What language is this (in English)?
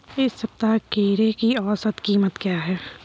Hindi